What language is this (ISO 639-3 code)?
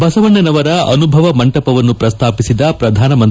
kan